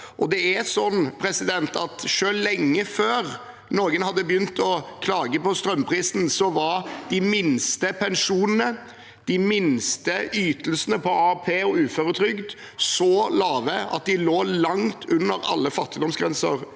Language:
Norwegian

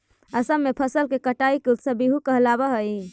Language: Magahi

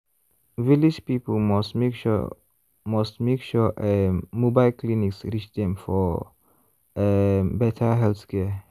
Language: Nigerian Pidgin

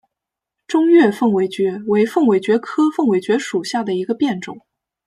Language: Chinese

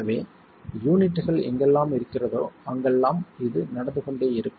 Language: Tamil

